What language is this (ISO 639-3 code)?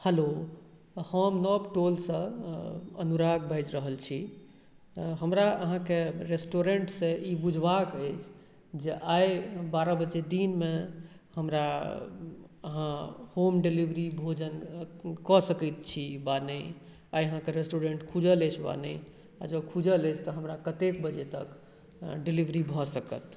mai